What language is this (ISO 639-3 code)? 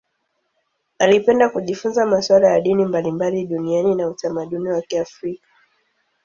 swa